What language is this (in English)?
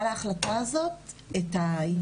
Hebrew